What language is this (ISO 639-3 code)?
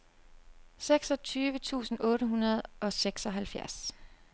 dan